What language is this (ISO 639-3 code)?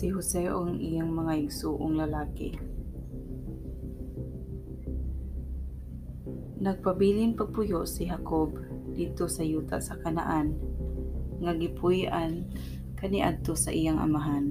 fil